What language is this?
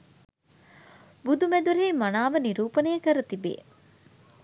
Sinhala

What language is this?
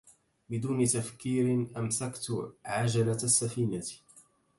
Arabic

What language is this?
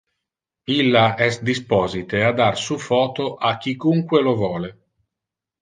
Interlingua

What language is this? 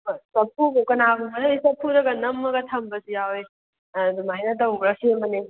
Manipuri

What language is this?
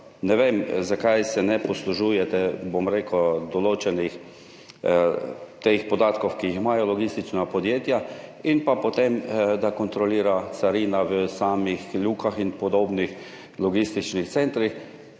Slovenian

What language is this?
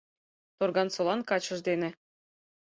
Mari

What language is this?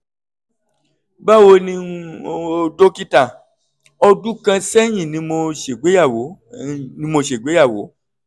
Yoruba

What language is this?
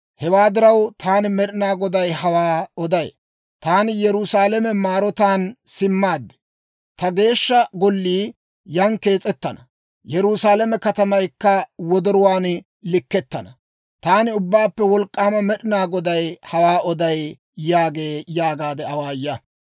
Dawro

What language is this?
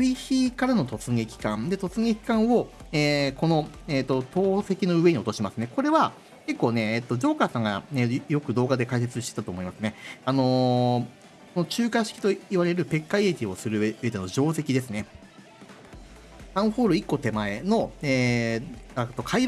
Japanese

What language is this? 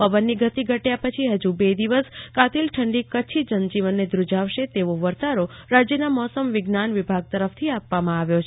Gujarati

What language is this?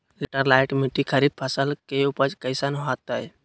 Magahi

